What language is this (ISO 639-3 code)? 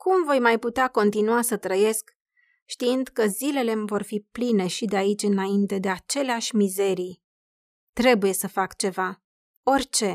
ron